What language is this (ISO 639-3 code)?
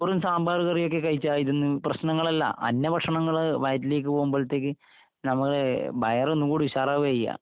mal